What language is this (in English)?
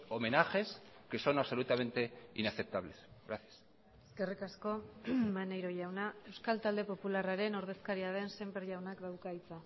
Basque